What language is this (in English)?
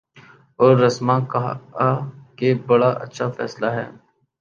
Urdu